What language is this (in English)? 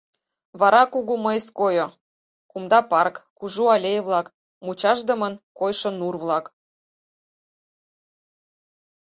Mari